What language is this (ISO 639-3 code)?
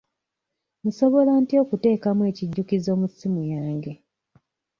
lug